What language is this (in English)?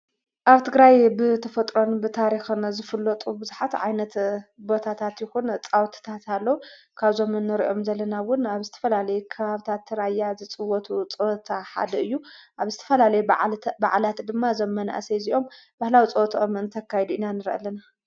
Tigrinya